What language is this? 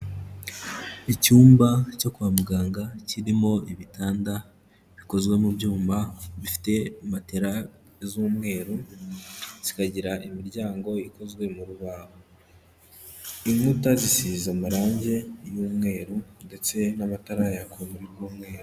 Kinyarwanda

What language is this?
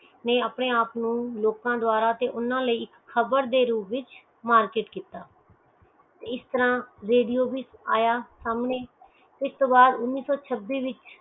Punjabi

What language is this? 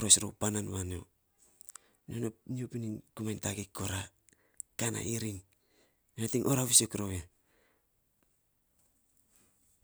Saposa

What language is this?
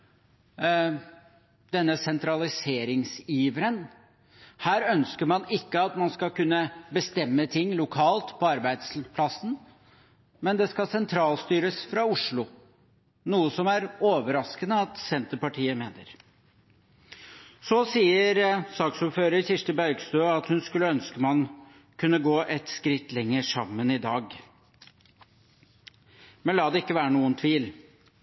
Norwegian Bokmål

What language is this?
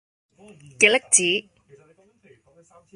Cantonese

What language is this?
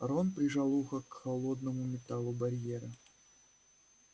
Russian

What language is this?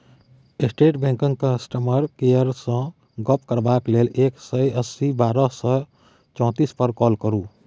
Maithili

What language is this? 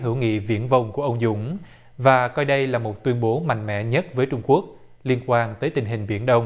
Vietnamese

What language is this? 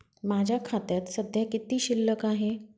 Marathi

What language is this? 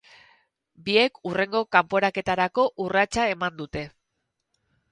Basque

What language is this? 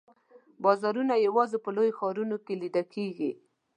Pashto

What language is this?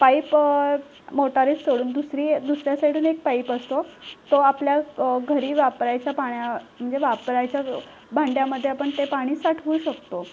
Marathi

